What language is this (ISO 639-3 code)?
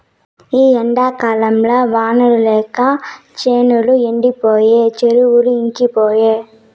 tel